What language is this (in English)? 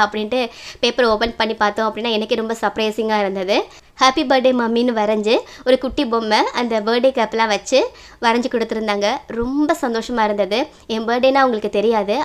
Romanian